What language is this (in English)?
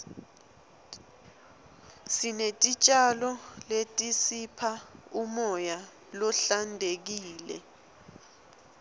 Swati